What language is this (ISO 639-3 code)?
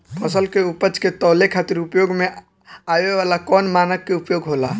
bho